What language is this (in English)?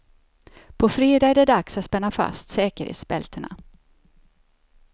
Swedish